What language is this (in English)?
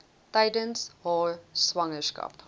Afrikaans